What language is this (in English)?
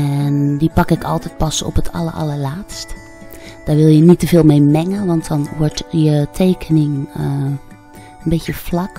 Dutch